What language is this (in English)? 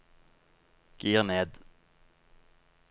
Norwegian